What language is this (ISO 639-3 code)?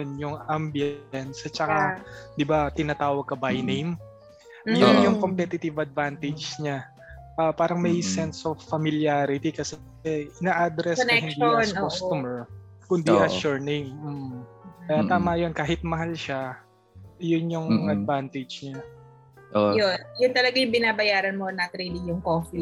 fil